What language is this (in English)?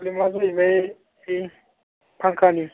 Bodo